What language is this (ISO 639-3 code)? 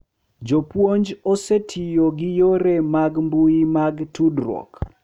luo